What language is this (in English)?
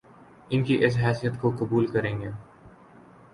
Urdu